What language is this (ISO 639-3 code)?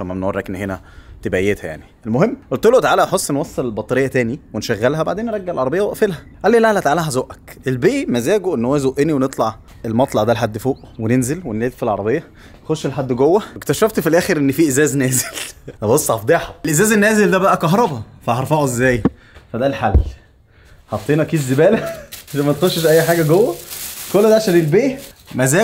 ara